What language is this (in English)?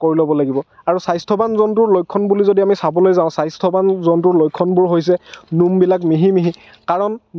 Assamese